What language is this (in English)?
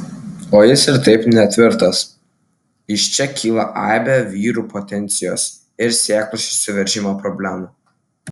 Lithuanian